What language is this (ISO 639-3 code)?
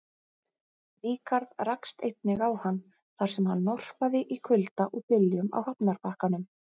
isl